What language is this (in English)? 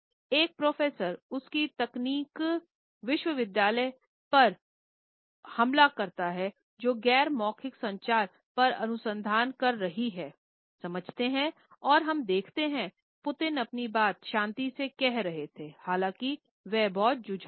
Hindi